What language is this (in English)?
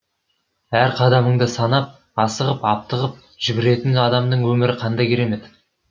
Kazakh